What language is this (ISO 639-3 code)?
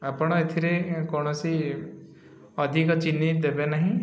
ori